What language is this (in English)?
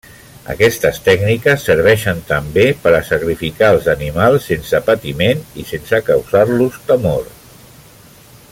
Catalan